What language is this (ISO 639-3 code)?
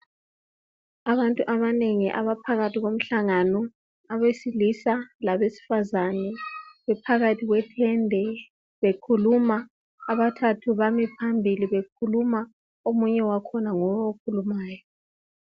nde